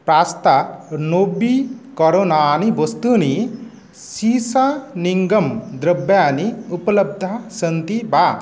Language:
Sanskrit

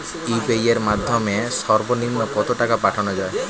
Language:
Bangla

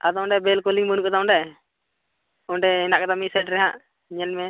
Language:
Santali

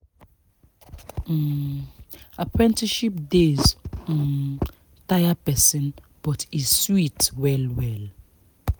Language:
Nigerian Pidgin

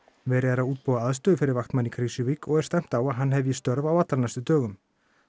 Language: Icelandic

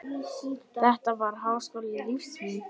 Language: Icelandic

